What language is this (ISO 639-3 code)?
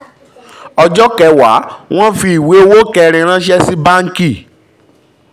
yor